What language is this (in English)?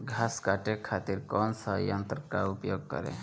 Bhojpuri